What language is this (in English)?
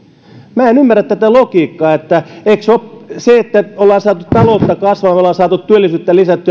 Finnish